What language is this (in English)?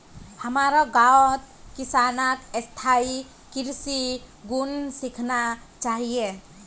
Magahi